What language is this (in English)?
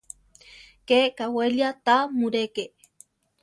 Central Tarahumara